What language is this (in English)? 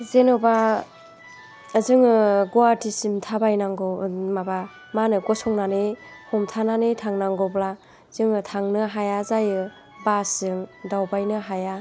Bodo